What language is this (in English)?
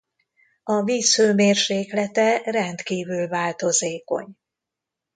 Hungarian